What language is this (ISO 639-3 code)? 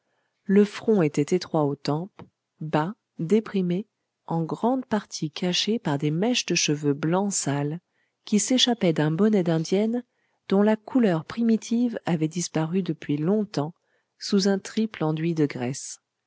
fra